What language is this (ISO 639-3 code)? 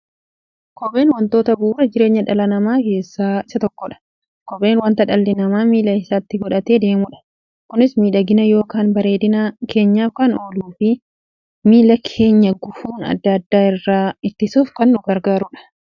orm